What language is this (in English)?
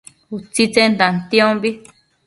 Matsés